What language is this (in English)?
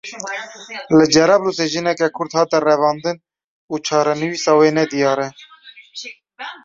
Kurdish